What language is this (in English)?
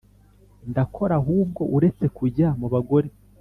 Kinyarwanda